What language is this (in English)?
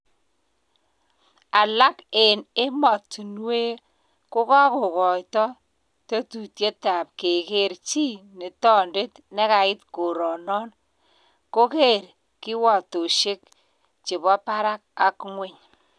Kalenjin